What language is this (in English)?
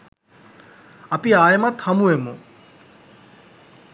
Sinhala